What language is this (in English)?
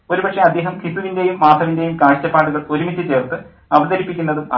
Malayalam